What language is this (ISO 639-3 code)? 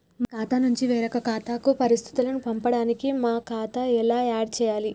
tel